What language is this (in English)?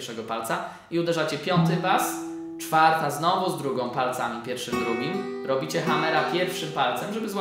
Polish